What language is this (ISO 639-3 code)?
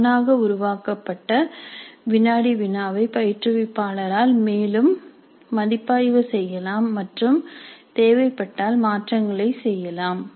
tam